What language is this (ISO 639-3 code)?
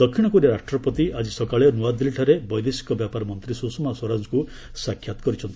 ori